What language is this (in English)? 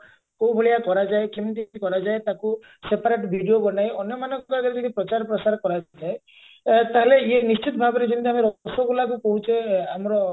Odia